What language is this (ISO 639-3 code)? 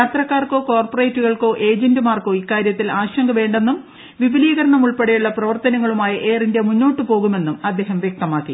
mal